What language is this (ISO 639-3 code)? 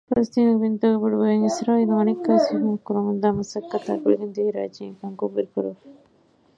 div